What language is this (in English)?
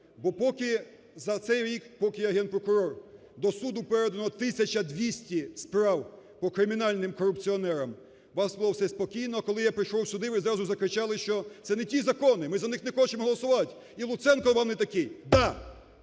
Ukrainian